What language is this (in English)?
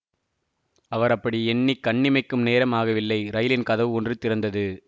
Tamil